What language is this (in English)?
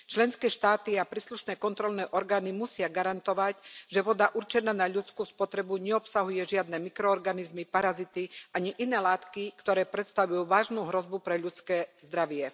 Slovak